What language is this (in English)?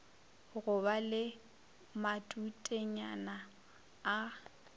Northern Sotho